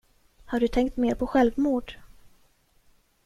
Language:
Swedish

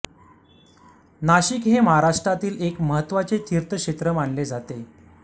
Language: Marathi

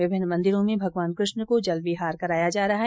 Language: Hindi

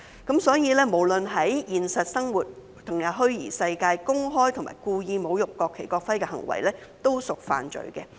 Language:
Cantonese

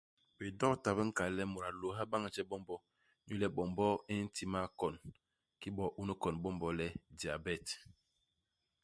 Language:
Basaa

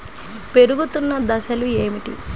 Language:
Telugu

